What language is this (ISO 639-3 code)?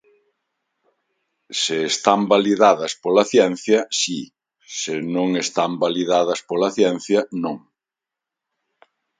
glg